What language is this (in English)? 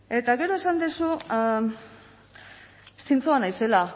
Basque